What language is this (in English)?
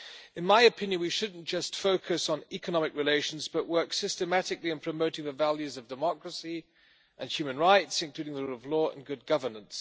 English